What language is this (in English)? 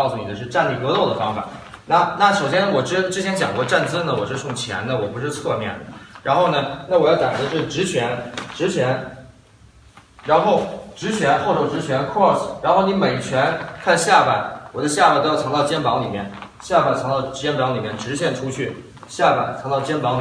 Chinese